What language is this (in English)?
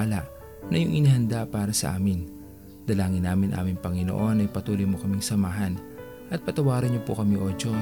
Filipino